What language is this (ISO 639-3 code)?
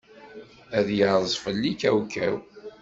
kab